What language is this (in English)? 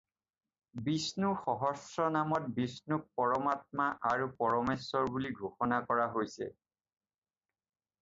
Assamese